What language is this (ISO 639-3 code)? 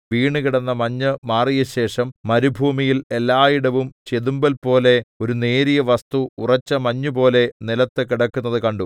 mal